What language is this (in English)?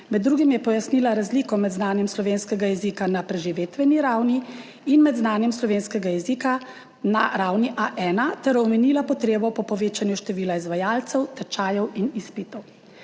Slovenian